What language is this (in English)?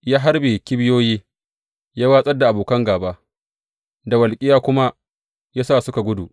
Hausa